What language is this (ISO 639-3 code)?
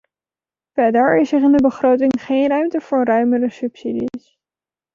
nld